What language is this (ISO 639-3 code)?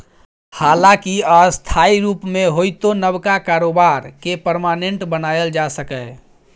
mai